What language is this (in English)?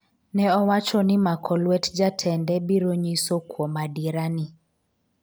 Luo (Kenya and Tanzania)